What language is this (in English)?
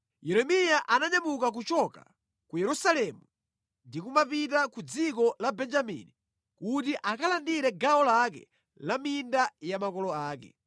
Nyanja